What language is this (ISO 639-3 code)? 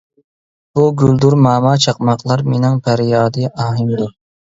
uig